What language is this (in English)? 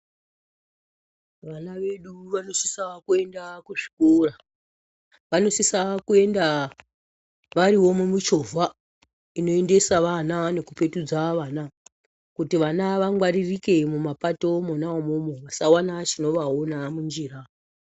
Ndau